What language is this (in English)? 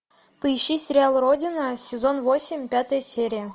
Russian